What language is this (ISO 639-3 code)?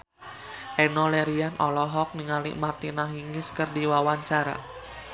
sun